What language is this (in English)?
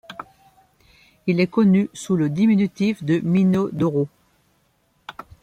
French